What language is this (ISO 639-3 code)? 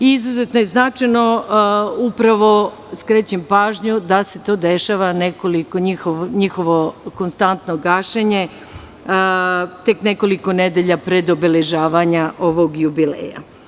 srp